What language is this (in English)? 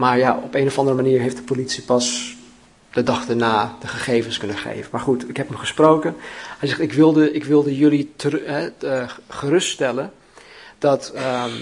Dutch